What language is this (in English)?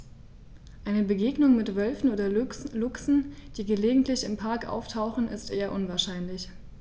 German